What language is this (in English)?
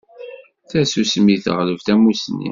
Kabyle